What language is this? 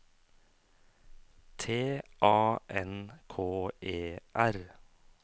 Norwegian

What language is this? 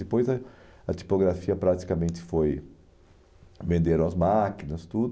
Portuguese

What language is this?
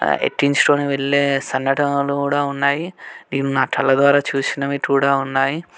Telugu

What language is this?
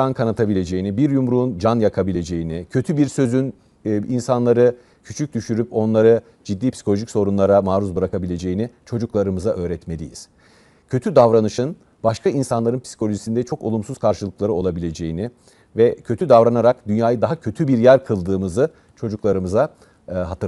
Turkish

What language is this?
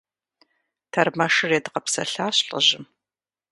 Kabardian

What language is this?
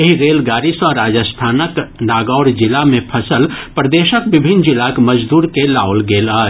Maithili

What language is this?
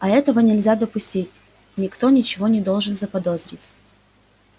Russian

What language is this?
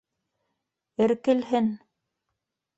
Bashkir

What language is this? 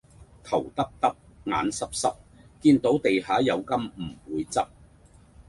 Cantonese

